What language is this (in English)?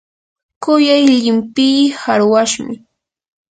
Yanahuanca Pasco Quechua